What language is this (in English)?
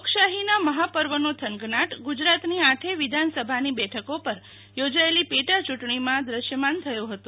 Gujarati